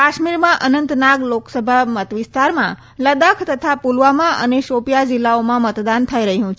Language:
Gujarati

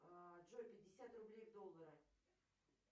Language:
Russian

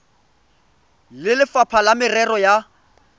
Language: Tswana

